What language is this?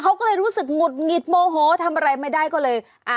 Thai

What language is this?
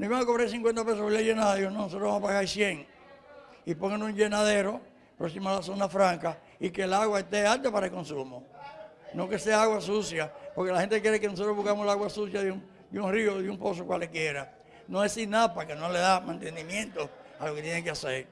Spanish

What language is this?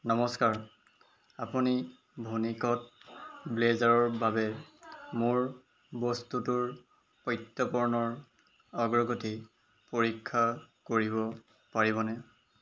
Assamese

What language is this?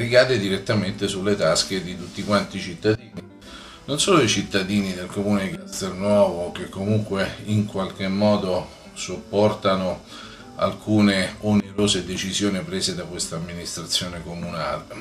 Italian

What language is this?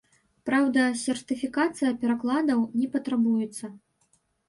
Belarusian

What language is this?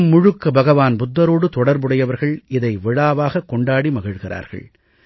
Tamil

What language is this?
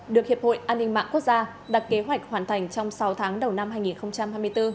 Vietnamese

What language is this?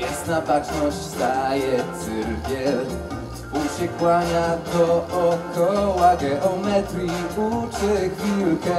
Polish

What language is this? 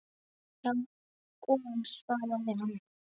Icelandic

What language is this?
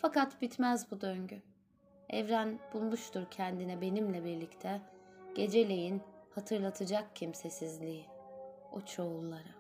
Turkish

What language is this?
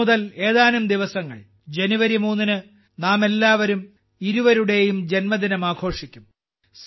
Malayalam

